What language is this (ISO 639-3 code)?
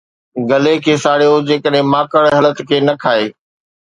snd